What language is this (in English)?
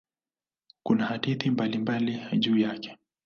Swahili